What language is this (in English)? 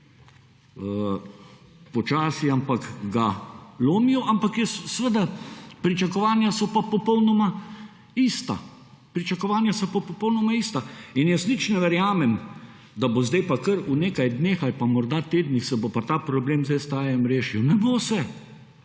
Slovenian